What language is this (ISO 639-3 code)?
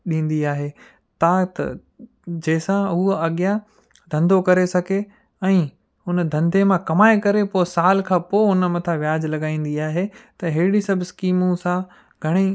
snd